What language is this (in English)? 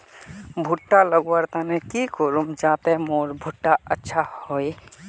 Magahi